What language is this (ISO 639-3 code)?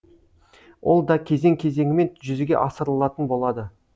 kaz